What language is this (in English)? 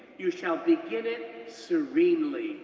English